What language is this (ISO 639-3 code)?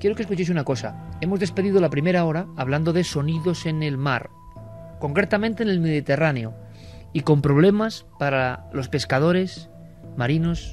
spa